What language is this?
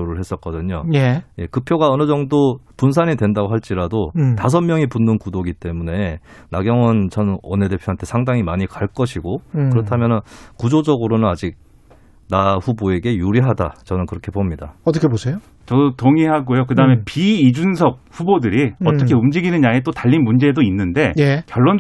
Korean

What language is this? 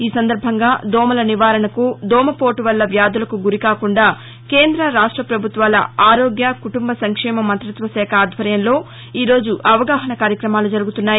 Telugu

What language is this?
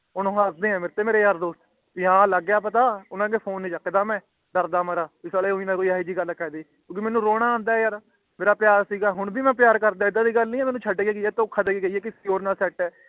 Punjabi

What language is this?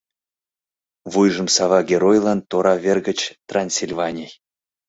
Mari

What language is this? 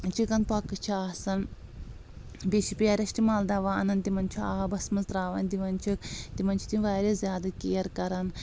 Kashmiri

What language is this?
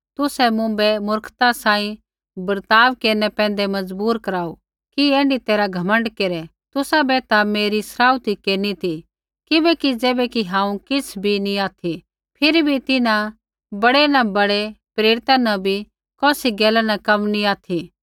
Kullu Pahari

